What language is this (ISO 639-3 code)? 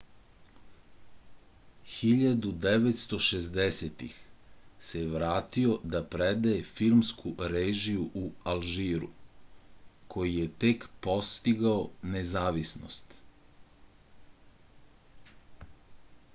srp